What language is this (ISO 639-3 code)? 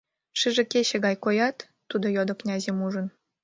chm